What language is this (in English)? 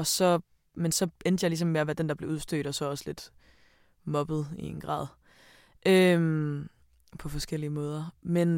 Danish